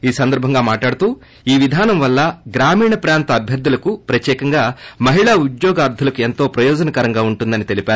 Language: Telugu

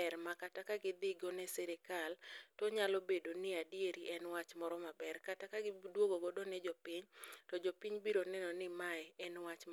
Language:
Luo (Kenya and Tanzania)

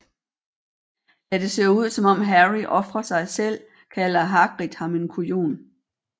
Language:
Danish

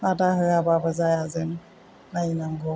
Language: Bodo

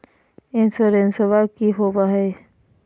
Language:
Magahi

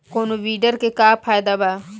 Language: Bhojpuri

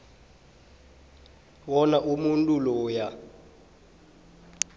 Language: South Ndebele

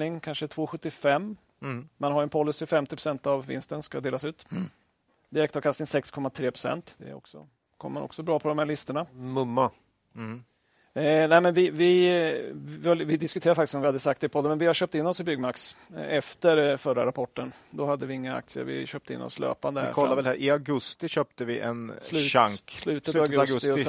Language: Swedish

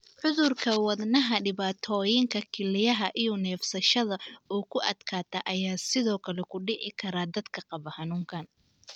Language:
Somali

